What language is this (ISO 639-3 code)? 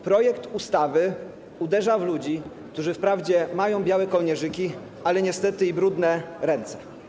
pol